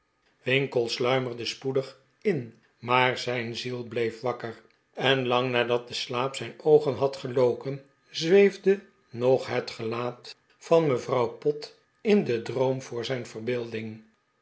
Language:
Dutch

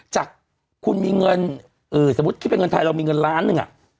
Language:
Thai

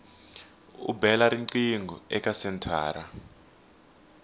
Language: Tsonga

